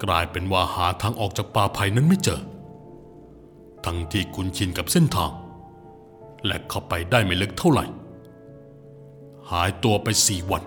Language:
Thai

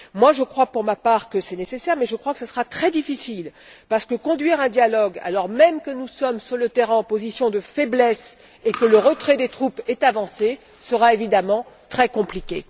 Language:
French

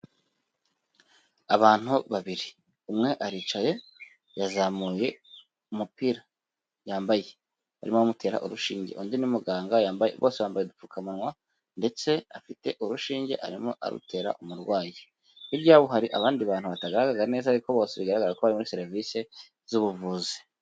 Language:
Kinyarwanda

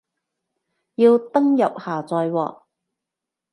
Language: Cantonese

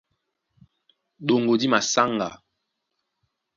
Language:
Duala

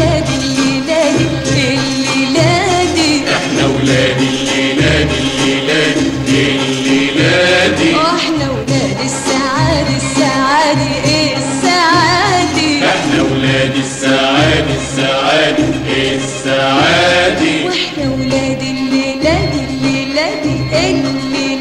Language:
Arabic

